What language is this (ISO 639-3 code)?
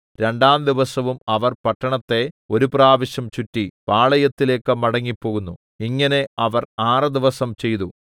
mal